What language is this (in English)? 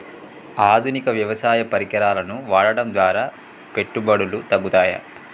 Telugu